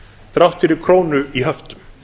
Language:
Icelandic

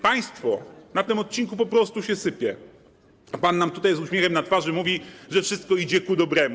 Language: Polish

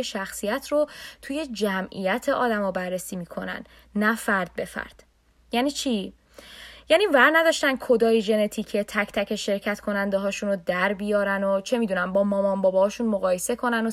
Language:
Persian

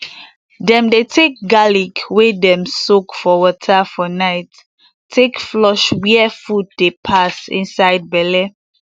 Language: Nigerian Pidgin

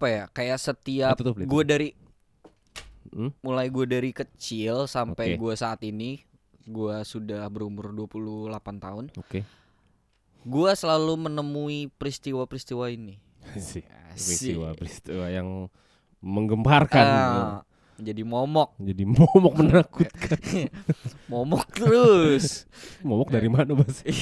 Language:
Indonesian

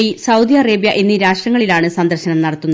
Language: Malayalam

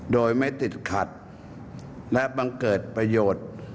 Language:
Thai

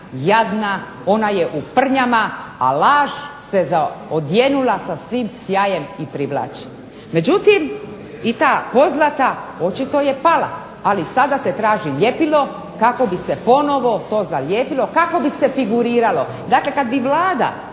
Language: Croatian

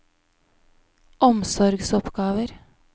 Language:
Norwegian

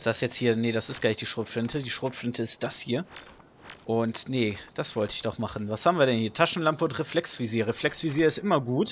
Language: German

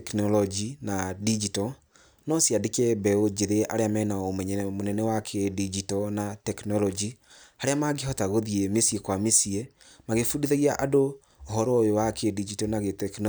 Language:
Kikuyu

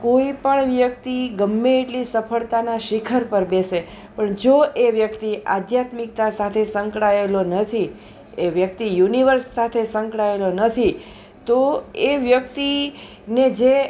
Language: Gujarati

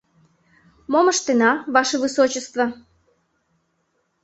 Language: Mari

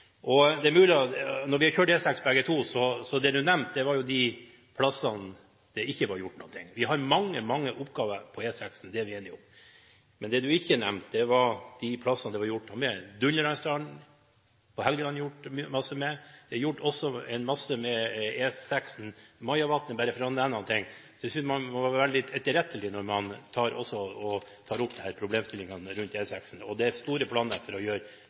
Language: Norwegian Bokmål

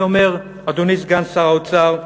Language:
Hebrew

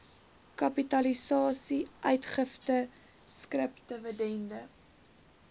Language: Afrikaans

